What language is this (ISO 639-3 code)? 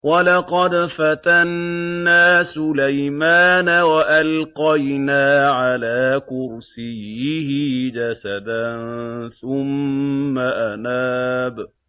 ara